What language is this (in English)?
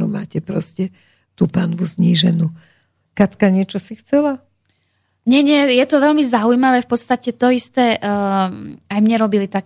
Slovak